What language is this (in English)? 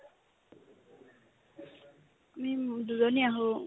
Assamese